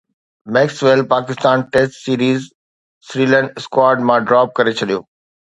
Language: Sindhi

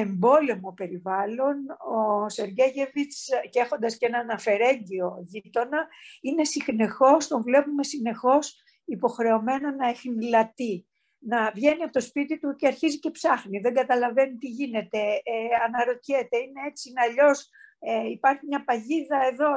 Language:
Greek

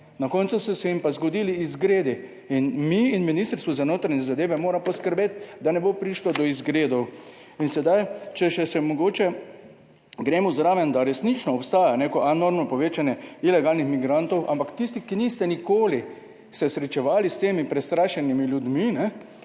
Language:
Slovenian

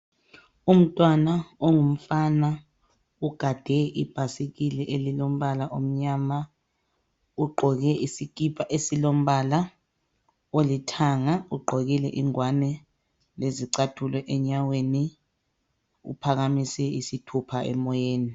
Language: North Ndebele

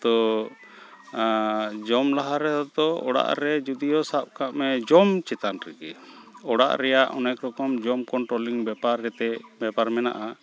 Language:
Santali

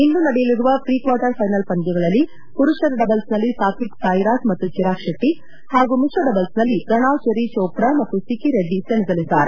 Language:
Kannada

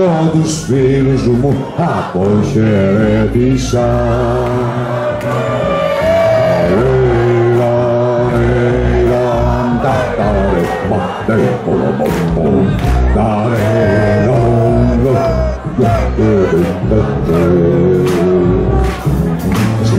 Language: Greek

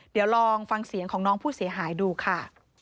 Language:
Thai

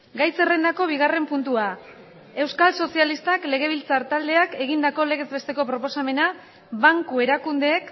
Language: Basque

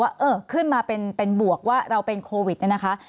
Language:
Thai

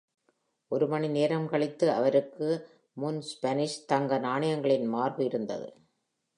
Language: Tamil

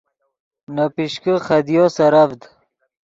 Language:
Yidgha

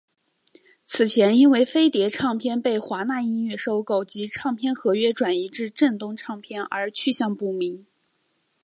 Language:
Chinese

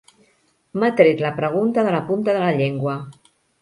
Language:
Catalan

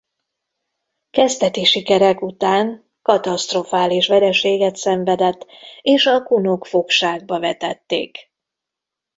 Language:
Hungarian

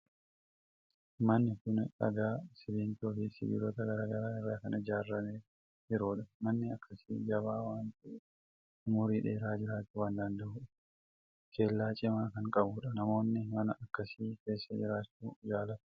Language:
Oromo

